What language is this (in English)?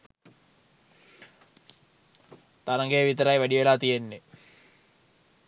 Sinhala